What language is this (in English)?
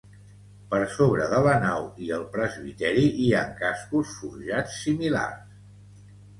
Catalan